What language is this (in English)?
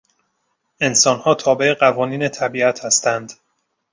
Persian